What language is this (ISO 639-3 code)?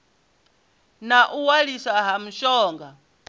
ven